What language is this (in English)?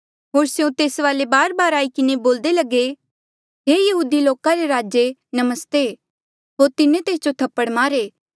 Mandeali